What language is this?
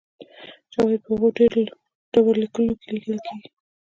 Pashto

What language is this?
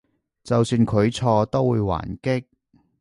Cantonese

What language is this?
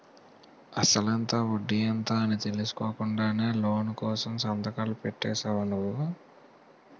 Telugu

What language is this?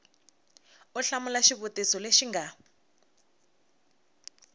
Tsonga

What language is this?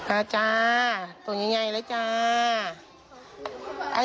Thai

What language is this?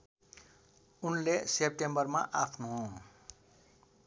Nepali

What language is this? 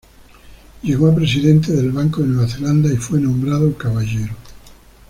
Spanish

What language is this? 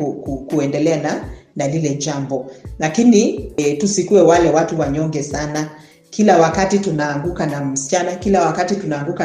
Swahili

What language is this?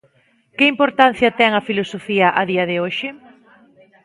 Galician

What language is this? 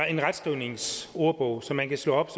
Danish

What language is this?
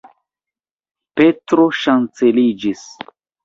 Esperanto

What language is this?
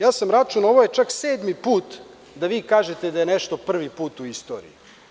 Serbian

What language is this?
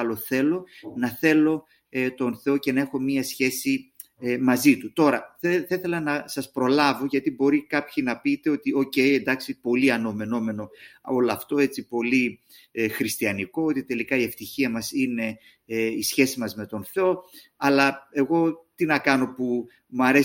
Greek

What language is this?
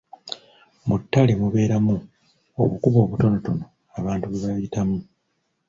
Ganda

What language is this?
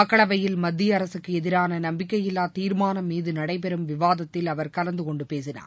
Tamil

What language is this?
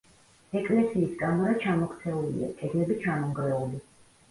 Georgian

